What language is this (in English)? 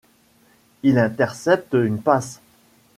French